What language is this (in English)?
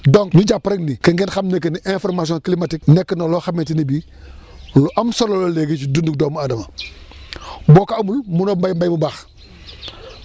Wolof